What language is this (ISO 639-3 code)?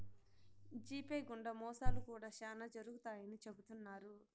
tel